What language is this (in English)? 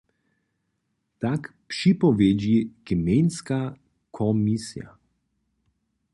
Upper Sorbian